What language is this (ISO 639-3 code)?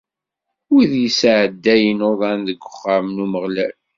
kab